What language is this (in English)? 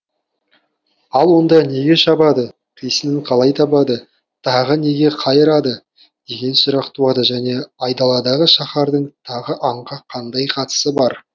Kazakh